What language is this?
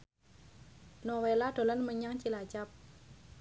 Javanese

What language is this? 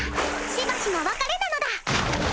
Japanese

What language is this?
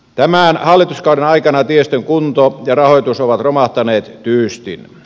Finnish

